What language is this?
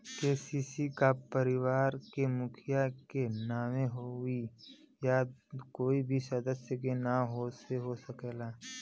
Bhojpuri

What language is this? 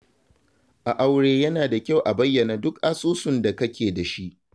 Hausa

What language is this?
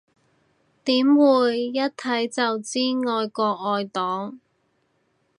Cantonese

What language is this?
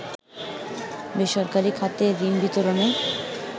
Bangla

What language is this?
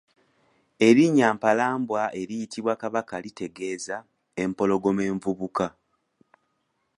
Ganda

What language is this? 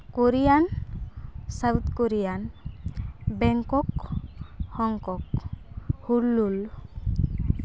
Santali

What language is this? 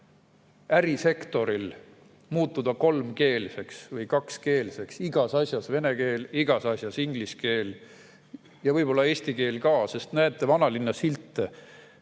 Estonian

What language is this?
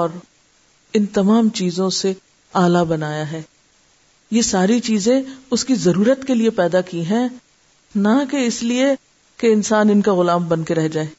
Urdu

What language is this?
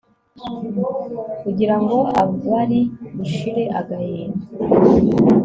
Kinyarwanda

